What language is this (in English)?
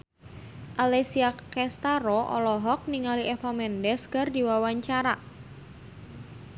Sundanese